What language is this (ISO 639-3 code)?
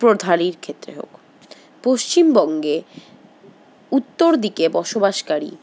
ben